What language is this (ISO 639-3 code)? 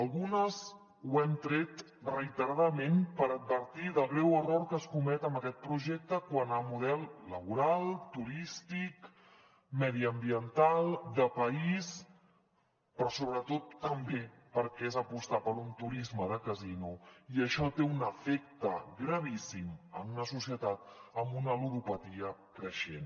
cat